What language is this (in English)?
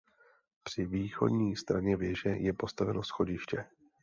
Czech